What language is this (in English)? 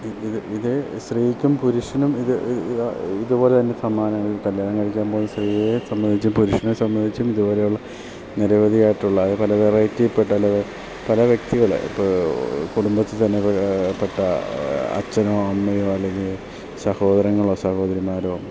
Malayalam